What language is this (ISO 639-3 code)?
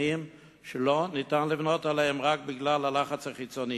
heb